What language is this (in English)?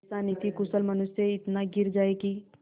Hindi